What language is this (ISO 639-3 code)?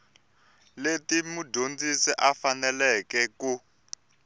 tso